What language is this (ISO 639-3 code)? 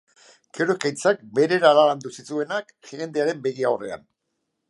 eus